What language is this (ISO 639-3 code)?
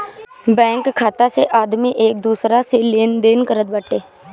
bho